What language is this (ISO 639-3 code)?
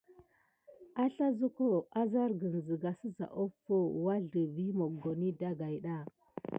gid